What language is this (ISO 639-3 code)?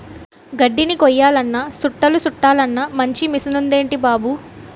tel